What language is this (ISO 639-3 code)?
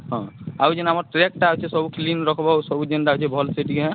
ori